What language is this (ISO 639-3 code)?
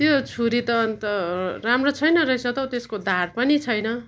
nep